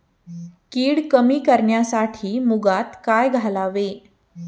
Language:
Marathi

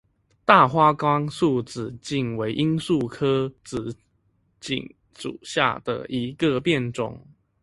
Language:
Chinese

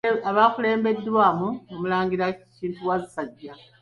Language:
Ganda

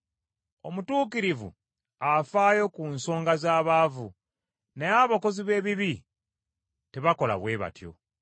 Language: Ganda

